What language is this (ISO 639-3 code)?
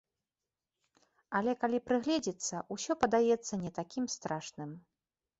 bel